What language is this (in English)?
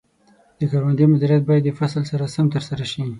Pashto